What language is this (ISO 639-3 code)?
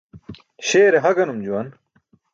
bsk